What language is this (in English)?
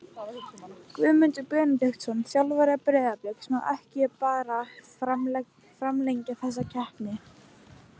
Icelandic